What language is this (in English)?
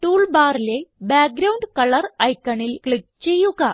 Malayalam